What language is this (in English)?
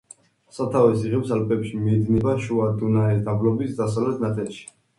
Georgian